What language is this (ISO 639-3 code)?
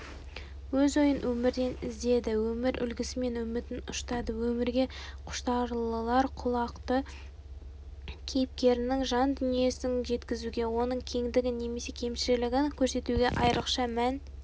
kaz